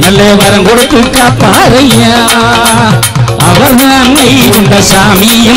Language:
Arabic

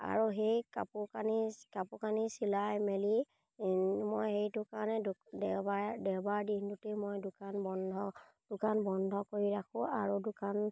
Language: Assamese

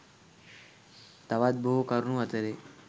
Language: Sinhala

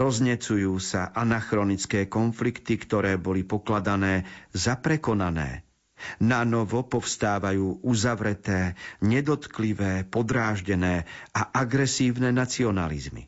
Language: Slovak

